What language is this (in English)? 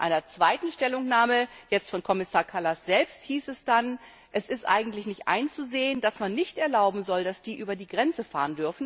German